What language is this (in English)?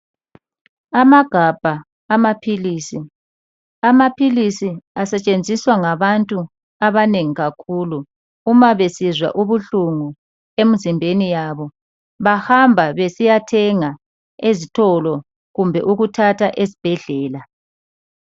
North Ndebele